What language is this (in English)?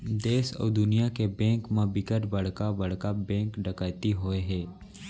Chhattisgarhi